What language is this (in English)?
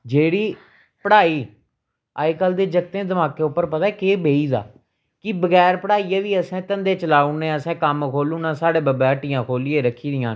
Dogri